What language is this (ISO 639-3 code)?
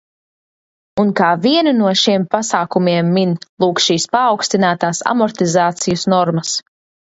lav